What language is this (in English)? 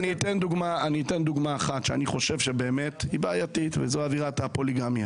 Hebrew